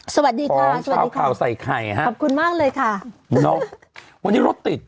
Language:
Thai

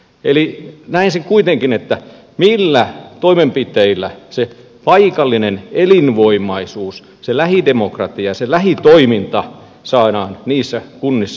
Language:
Finnish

